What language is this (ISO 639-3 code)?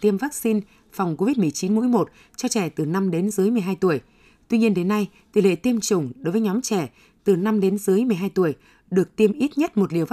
vie